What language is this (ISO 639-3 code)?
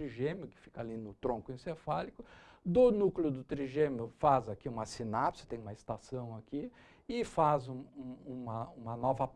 por